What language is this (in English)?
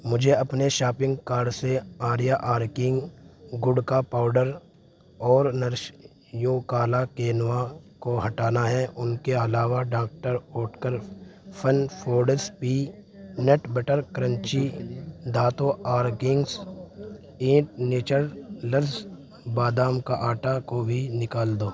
Urdu